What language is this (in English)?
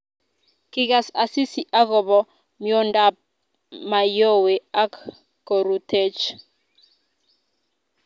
Kalenjin